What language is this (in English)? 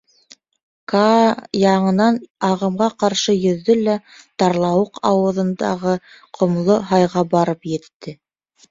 Bashkir